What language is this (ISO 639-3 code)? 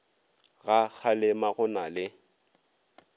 nso